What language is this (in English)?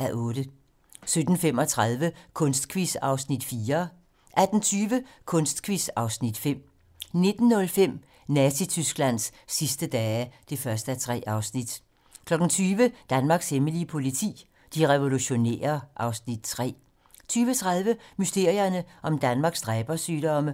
Danish